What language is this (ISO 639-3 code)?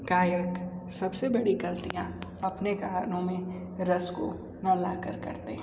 hin